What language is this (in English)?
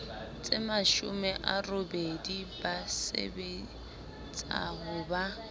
Southern Sotho